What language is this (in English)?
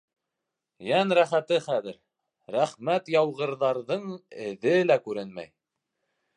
Bashkir